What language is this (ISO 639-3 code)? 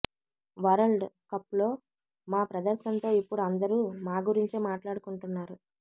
tel